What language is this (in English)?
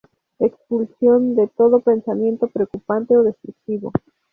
Spanish